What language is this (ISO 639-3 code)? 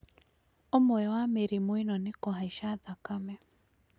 kik